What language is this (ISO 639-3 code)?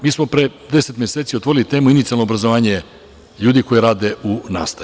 srp